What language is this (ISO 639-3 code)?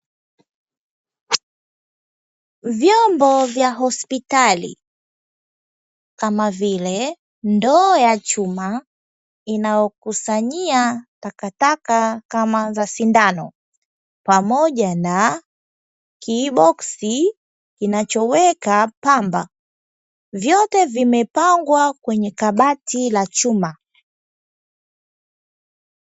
swa